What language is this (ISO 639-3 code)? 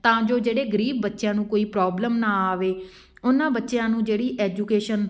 pan